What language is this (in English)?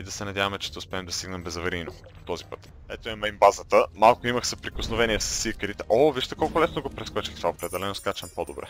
Bulgarian